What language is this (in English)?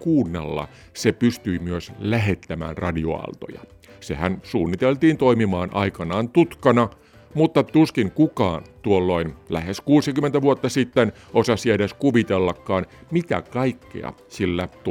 Finnish